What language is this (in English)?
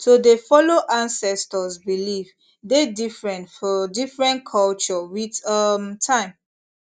Nigerian Pidgin